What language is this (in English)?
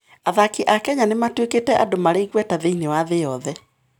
Kikuyu